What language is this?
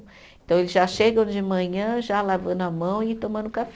Portuguese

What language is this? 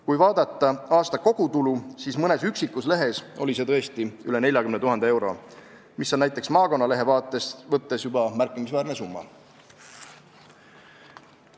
Estonian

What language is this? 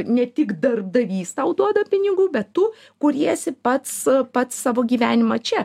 Lithuanian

